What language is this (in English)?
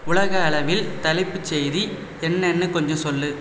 Tamil